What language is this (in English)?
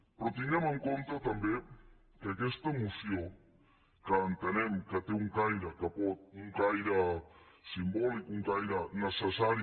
Catalan